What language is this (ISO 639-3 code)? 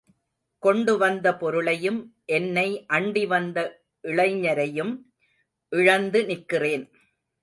tam